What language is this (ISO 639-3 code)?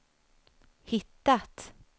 swe